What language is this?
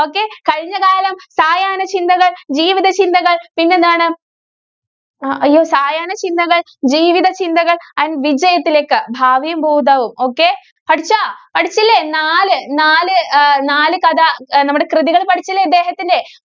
Malayalam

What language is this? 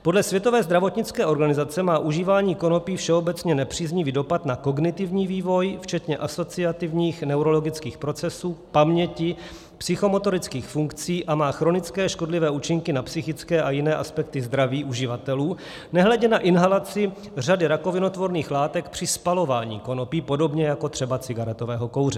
Czech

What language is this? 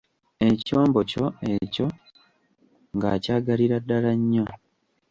Ganda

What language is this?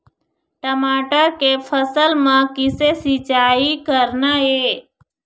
Chhattisgarhi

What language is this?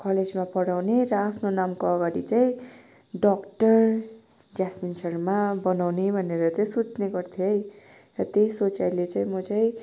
Nepali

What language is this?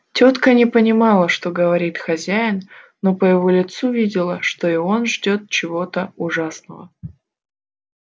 Russian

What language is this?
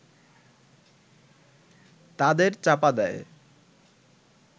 Bangla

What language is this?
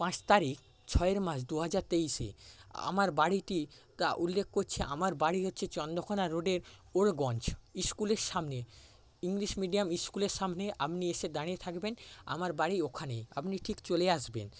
Bangla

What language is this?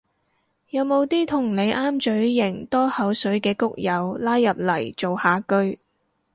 Cantonese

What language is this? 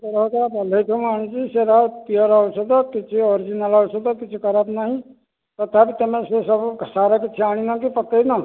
Odia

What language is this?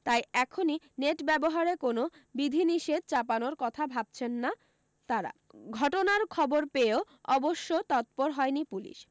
Bangla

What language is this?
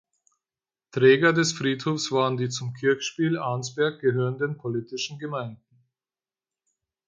German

